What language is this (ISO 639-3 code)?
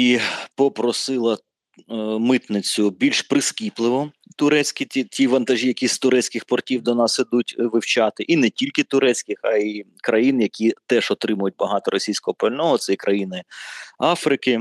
ukr